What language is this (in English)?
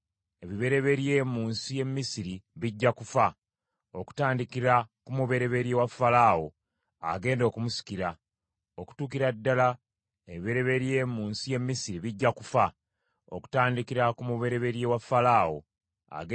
Ganda